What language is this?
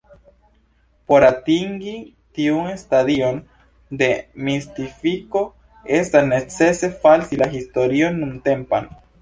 Esperanto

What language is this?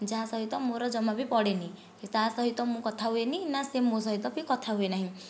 Odia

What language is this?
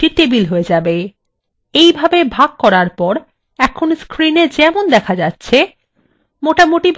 Bangla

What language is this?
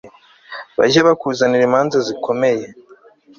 Kinyarwanda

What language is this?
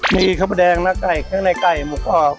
Thai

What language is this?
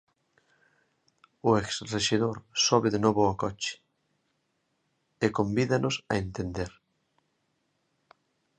Galician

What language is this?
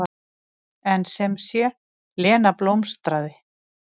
Icelandic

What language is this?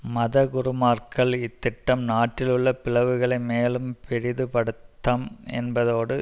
Tamil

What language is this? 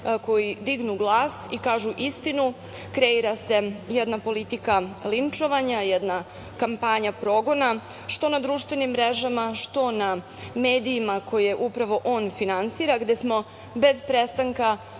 Serbian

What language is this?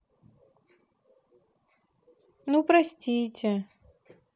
Russian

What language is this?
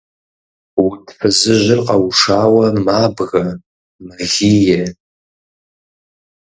Kabardian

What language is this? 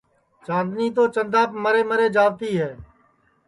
Sansi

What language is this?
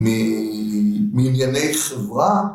Hebrew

